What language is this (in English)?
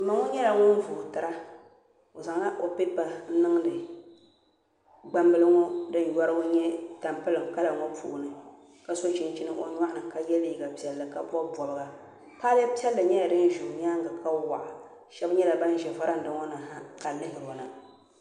Dagbani